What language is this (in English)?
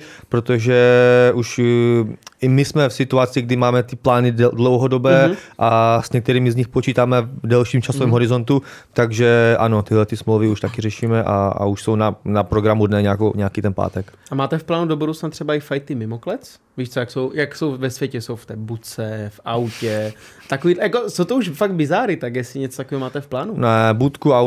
Czech